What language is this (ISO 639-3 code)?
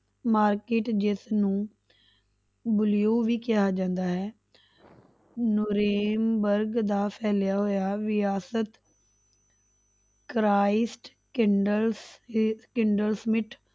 pan